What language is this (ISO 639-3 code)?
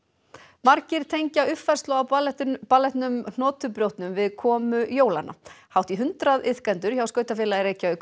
isl